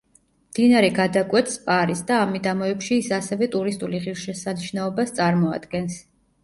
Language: Georgian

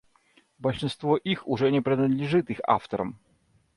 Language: Russian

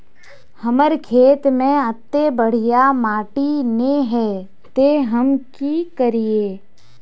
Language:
Magahi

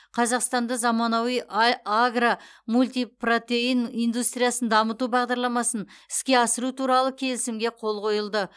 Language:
Kazakh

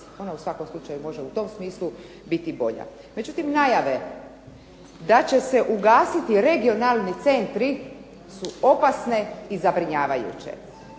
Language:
Croatian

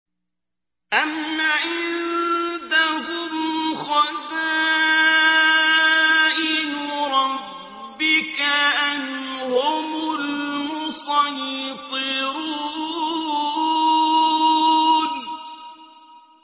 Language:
Arabic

